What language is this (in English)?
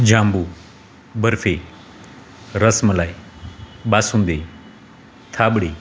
Gujarati